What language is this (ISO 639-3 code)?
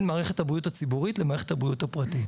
heb